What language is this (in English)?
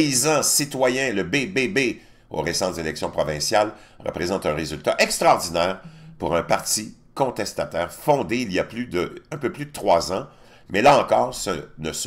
French